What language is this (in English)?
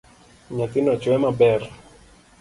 Luo (Kenya and Tanzania)